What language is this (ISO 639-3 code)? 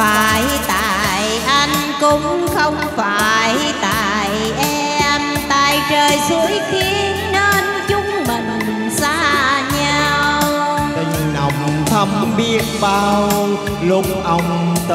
vie